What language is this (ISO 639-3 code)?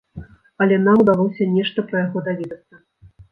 bel